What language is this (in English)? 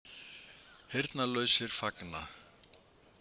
Icelandic